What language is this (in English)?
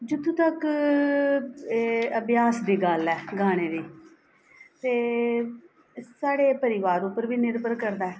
Dogri